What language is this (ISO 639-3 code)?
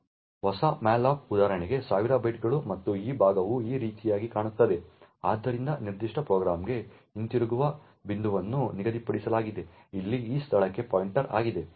kan